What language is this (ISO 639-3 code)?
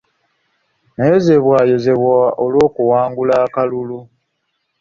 lug